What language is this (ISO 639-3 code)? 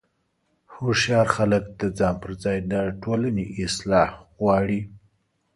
pus